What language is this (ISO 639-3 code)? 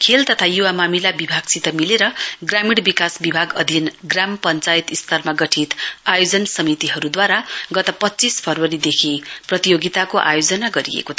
nep